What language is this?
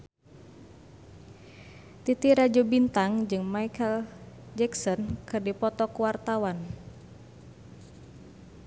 Sundanese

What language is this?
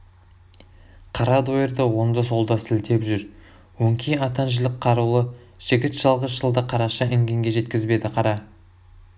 Kazakh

